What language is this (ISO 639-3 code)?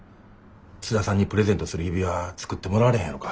jpn